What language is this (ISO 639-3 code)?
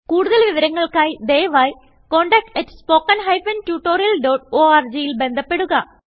mal